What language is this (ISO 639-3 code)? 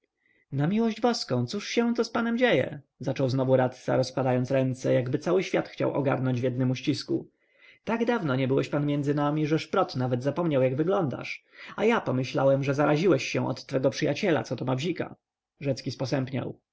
pol